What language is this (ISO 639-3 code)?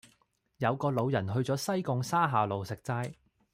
yue